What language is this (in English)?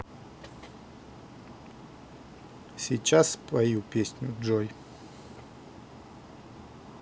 Russian